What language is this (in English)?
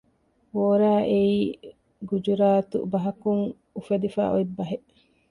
Divehi